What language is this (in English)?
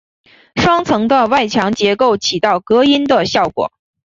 Chinese